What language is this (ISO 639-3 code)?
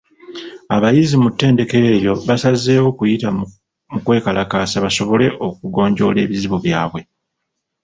lug